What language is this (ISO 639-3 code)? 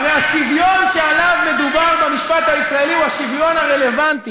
heb